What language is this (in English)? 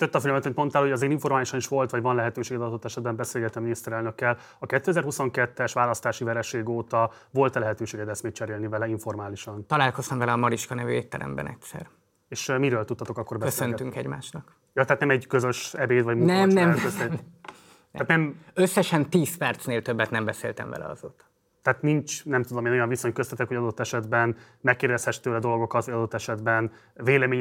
Hungarian